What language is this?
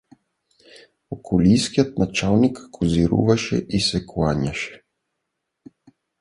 Bulgarian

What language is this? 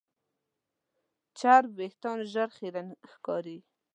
Pashto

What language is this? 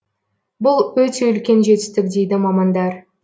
Kazakh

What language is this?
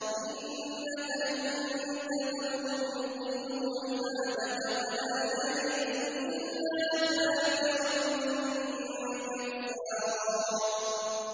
Arabic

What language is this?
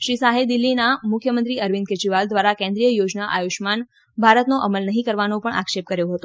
Gujarati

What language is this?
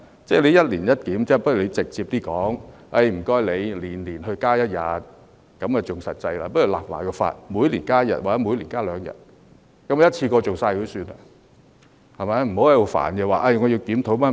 Cantonese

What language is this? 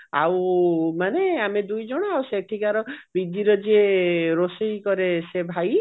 Odia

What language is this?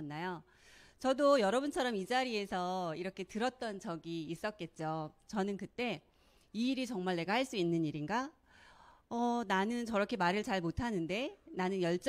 Korean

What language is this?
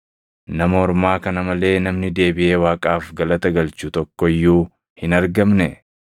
Oromo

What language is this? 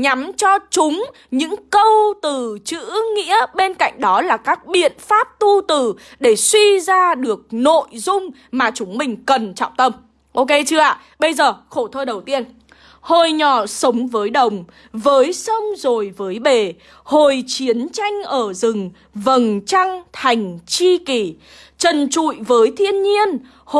Vietnamese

